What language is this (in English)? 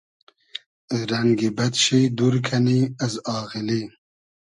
Hazaragi